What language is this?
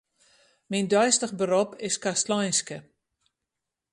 Western Frisian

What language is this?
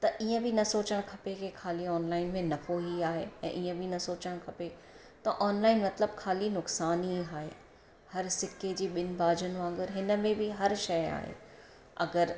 Sindhi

